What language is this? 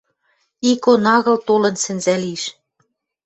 Western Mari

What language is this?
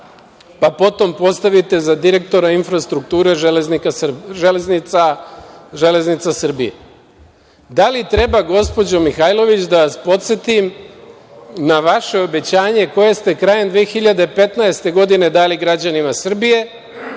Serbian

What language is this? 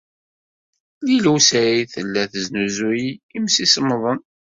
Kabyle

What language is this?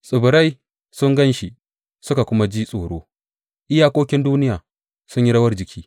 Hausa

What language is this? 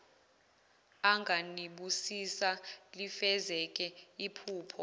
Zulu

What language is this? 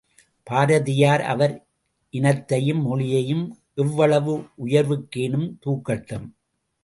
Tamil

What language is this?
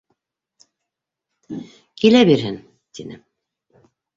Bashkir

